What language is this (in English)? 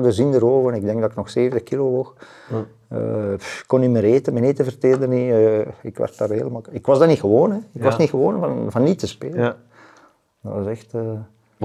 Dutch